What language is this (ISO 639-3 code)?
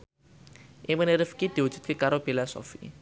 jav